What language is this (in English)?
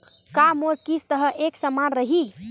Chhattisgarhi